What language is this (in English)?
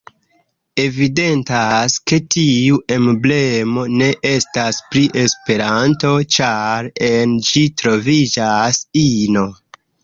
Esperanto